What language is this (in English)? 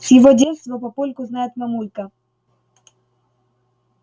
Russian